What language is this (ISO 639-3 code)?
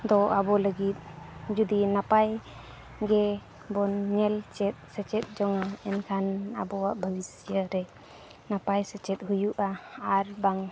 sat